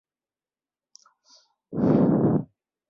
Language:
Urdu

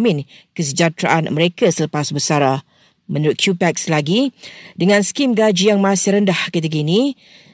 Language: Malay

